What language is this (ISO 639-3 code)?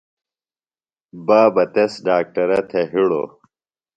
phl